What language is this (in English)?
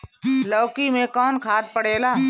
Bhojpuri